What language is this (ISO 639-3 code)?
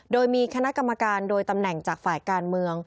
tha